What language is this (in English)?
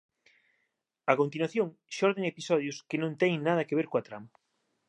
Galician